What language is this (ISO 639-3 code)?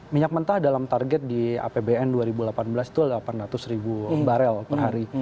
ind